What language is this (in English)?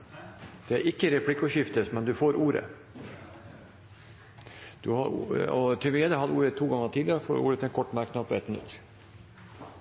Norwegian Bokmål